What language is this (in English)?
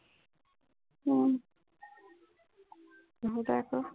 Assamese